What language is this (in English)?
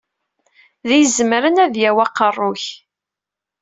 Kabyle